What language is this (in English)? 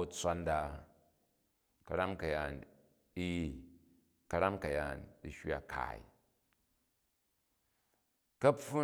Jju